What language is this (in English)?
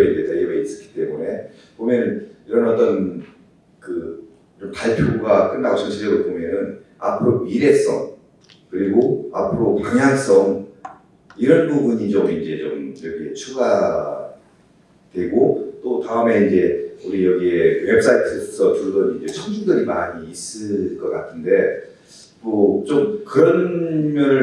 Korean